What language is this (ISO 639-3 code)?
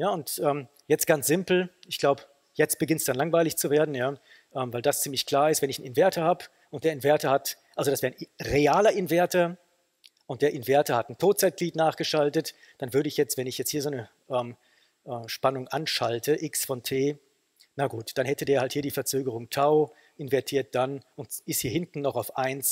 deu